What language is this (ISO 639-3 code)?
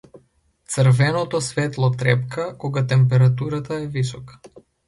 mkd